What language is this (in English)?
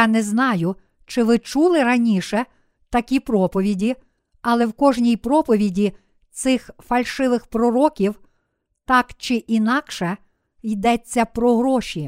Ukrainian